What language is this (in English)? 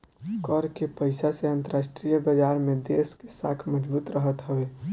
Bhojpuri